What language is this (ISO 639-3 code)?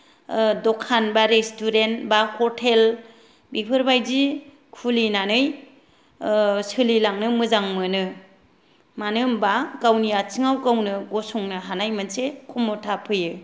brx